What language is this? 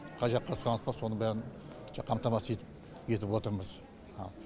Kazakh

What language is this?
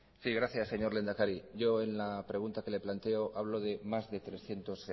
Spanish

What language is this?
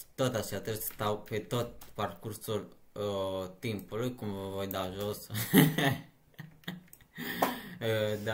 Romanian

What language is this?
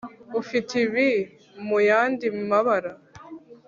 Kinyarwanda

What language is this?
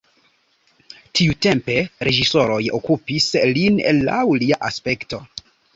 Esperanto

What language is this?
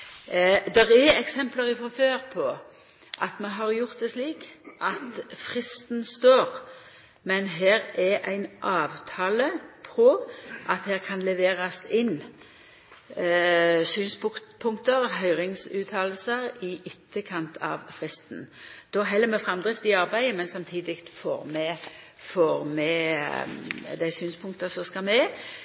Norwegian Nynorsk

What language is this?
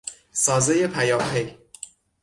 Persian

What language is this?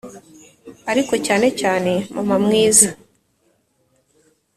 Kinyarwanda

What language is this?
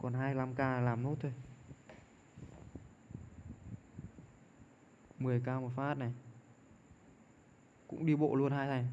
Vietnamese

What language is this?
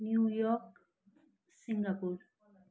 Nepali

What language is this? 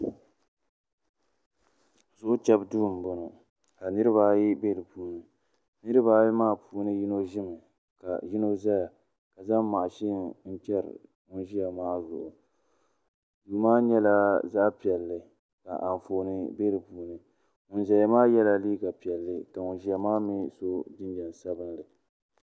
Dagbani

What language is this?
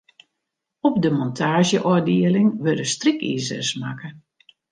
Western Frisian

